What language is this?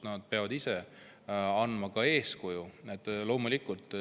Estonian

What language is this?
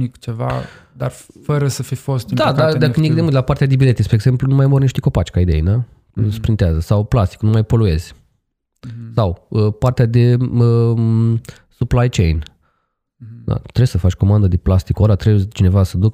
Romanian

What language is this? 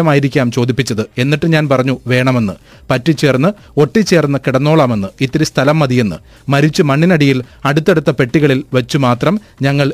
Malayalam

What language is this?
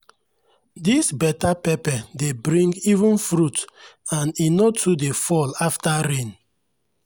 Nigerian Pidgin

